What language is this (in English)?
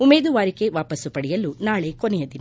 Kannada